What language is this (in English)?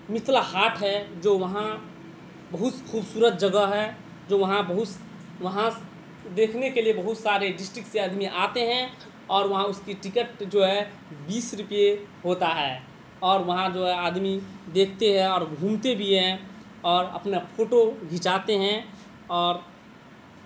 Urdu